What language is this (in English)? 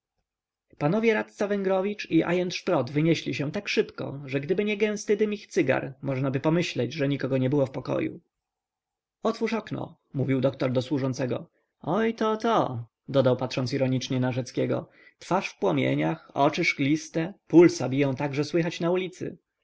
Polish